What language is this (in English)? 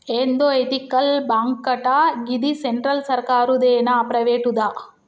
Telugu